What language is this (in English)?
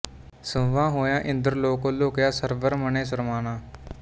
Punjabi